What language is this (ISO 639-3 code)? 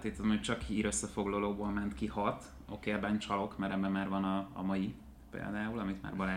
hun